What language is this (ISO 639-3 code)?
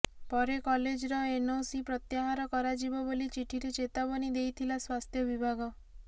ori